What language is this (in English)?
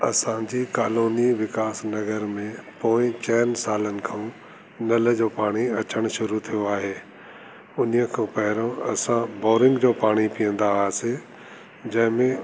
Sindhi